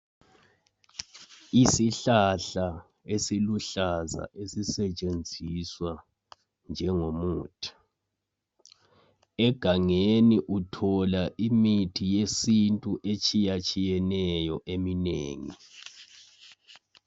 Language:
North Ndebele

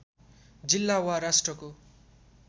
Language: Nepali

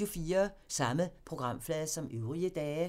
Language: Danish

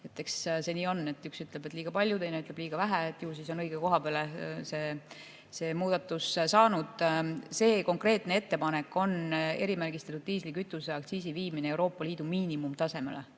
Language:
Estonian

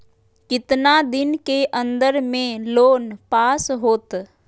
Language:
Magahi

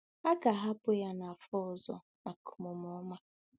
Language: Igbo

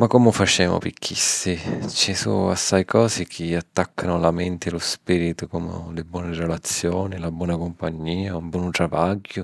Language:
Sicilian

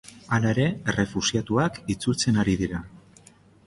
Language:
Basque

